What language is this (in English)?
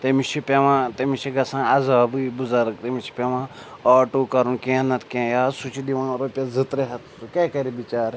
Kashmiri